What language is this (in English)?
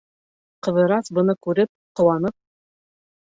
Bashkir